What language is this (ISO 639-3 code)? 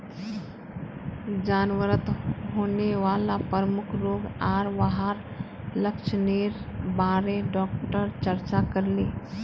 mag